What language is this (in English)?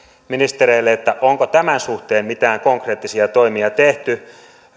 Finnish